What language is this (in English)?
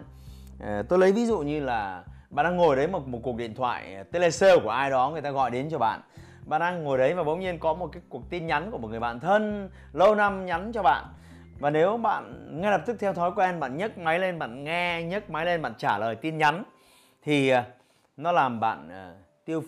Vietnamese